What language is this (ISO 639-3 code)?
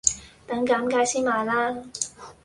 yue